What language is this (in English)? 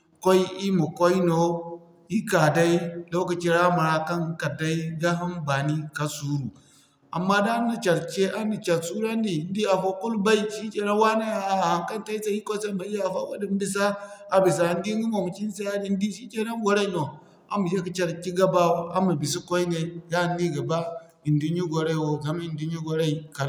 Zarma